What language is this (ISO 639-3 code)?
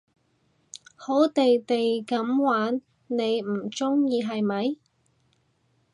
yue